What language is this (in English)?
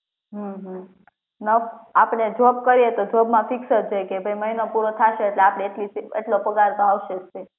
Gujarati